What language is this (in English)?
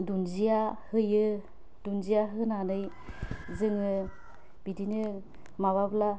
Bodo